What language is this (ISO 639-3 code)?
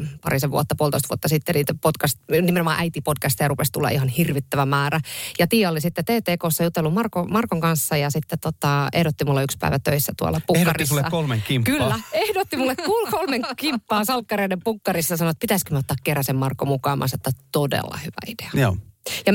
fin